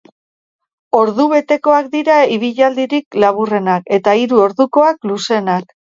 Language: Basque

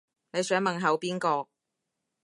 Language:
Cantonese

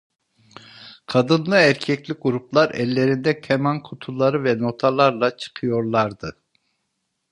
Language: Turkish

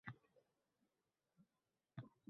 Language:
Uzbek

